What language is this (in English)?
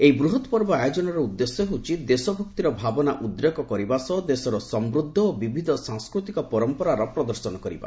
Odia